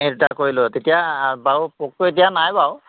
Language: Assamese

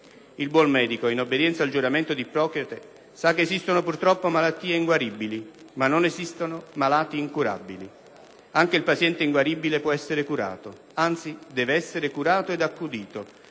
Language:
Italian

